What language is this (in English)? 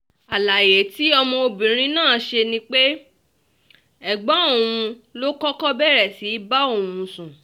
Yoruba